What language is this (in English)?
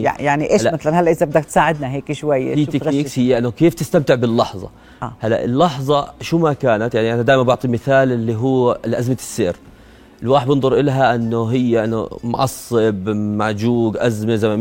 Arabic